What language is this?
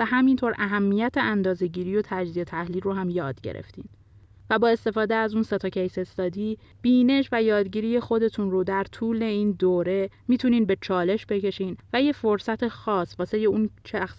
Persian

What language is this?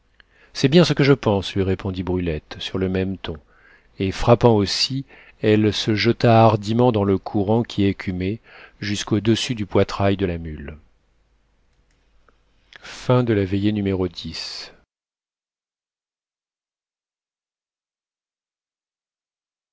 French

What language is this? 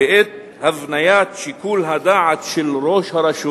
Hebrew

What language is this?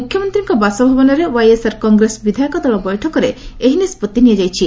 Odia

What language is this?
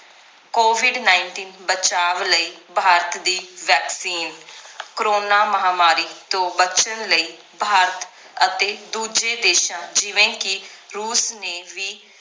Punjabi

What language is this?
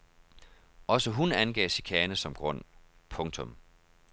Danish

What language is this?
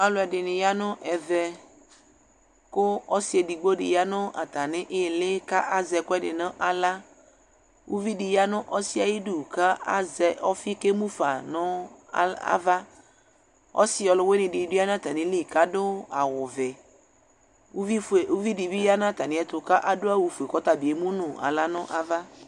Ikposo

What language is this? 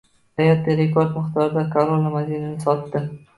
Uzbek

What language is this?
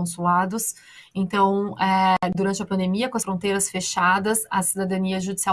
Portuguese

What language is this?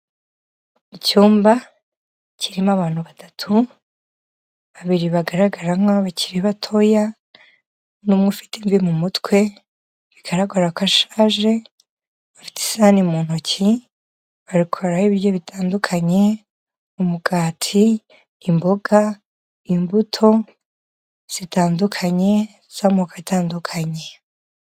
Kinyarwanda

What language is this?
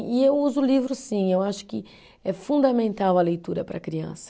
Portuguese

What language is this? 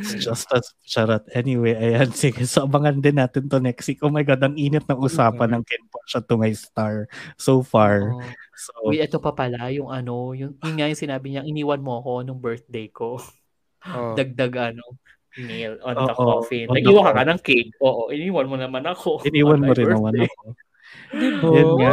Filipino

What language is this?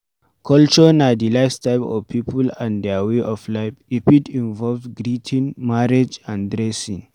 Nigerian Pidgin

